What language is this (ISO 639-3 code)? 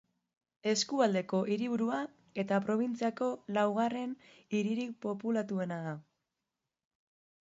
eus